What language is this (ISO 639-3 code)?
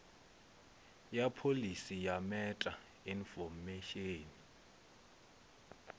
ven